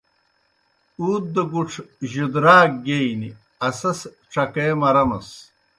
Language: Kohistani Shina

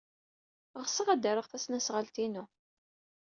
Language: Kabyle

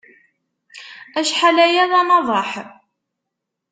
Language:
Kabyle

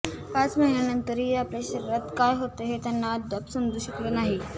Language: Marathi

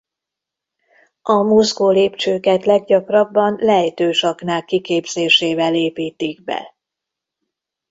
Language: Hungarian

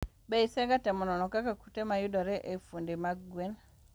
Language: Luo (Kenya and Tanzania)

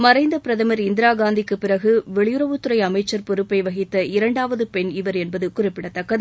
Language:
Tamil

